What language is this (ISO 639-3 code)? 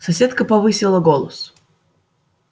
rus